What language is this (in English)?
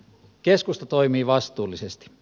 Finnish